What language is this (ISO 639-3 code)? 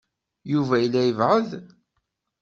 kab